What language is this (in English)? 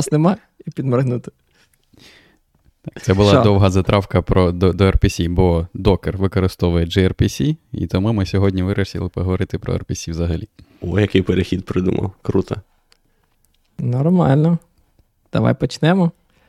Ukrainian